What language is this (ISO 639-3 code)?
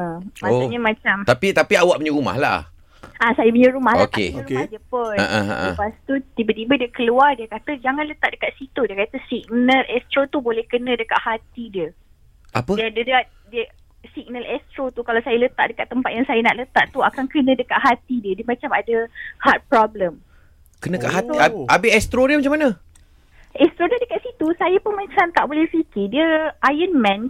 msa